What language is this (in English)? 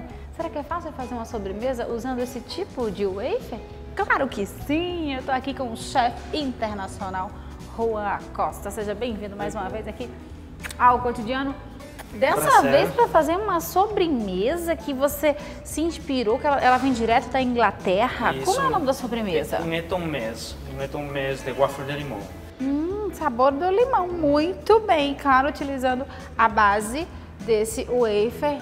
Portuguese